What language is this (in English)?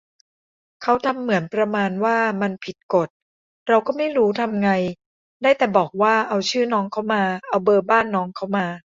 Thai